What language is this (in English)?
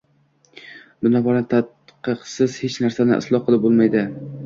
Uzbek